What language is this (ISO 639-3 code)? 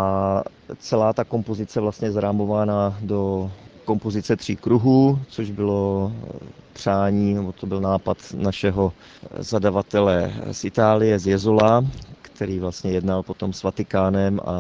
ces